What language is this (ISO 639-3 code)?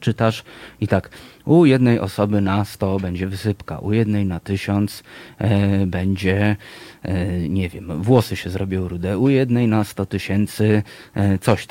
pol